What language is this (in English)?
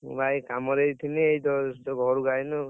Odia